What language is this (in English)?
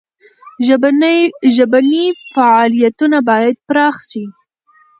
Pashto